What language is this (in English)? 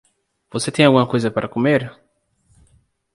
Portuguese